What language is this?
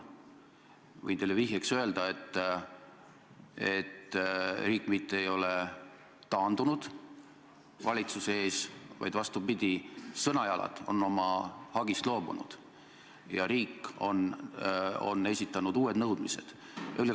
Estonian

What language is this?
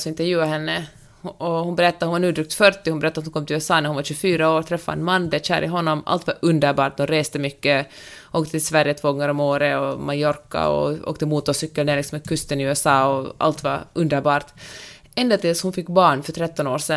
Swedish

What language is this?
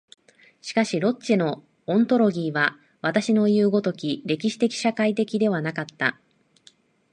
Japanese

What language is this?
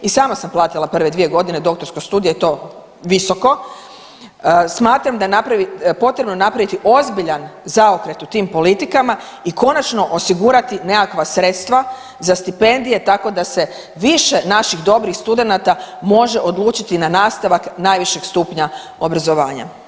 Croatian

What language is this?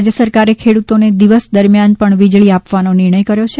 Gujarati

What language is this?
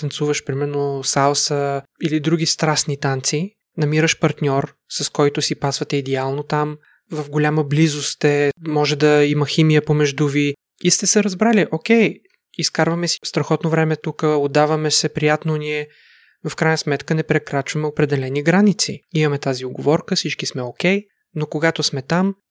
Bulgarian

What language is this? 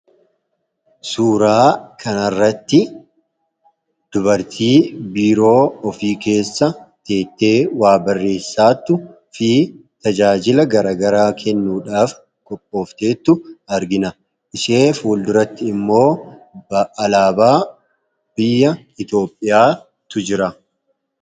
Oromo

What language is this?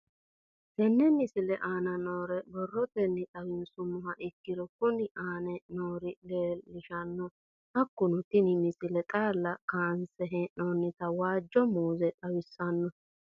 Sidamo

